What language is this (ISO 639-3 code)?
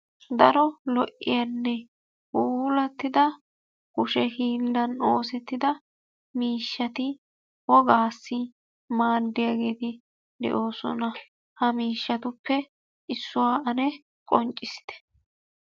wal